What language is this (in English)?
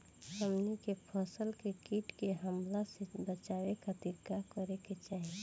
Bhojpuri